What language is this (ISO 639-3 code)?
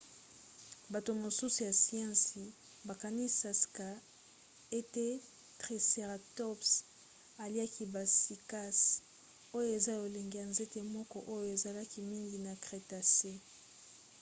lin